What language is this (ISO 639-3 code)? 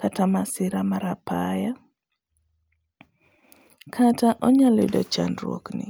luo